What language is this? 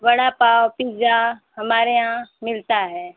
Hindi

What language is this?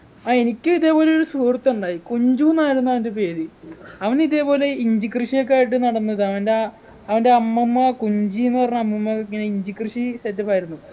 Malayalam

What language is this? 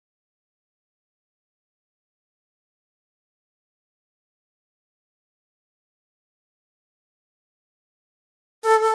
Indonesian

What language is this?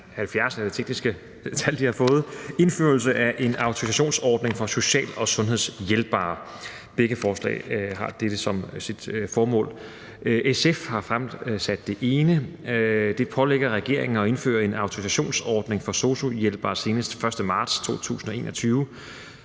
Danish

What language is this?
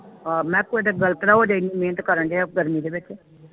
Punjabi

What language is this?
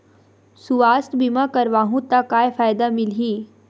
Chhattisgarhi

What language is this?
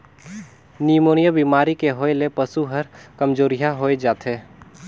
Chhattisgarhi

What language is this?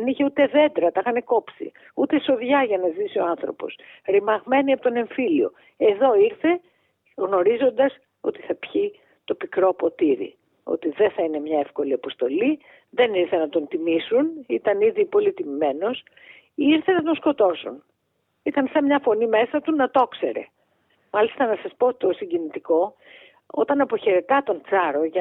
Greek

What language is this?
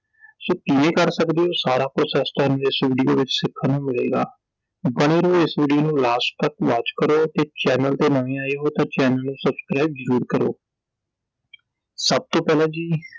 Punjabi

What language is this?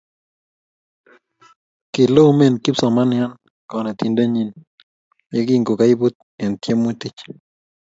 Kalenjin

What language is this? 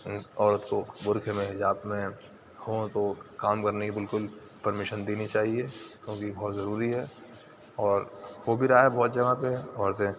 Urdu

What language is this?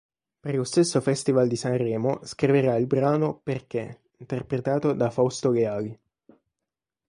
Italian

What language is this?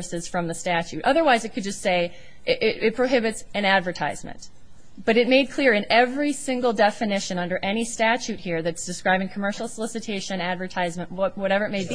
English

